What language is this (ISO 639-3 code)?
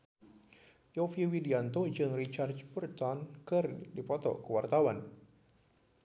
sun